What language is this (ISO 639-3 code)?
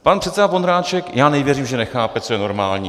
ces